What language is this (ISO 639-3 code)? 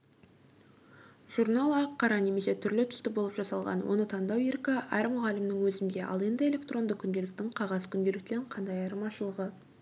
kaz